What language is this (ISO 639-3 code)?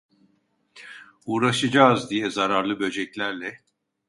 tur